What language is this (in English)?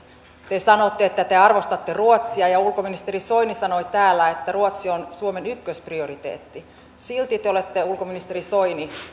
Finnish